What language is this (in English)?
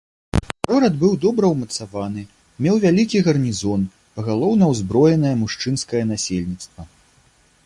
Belarusian